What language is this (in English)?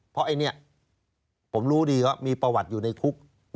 Thai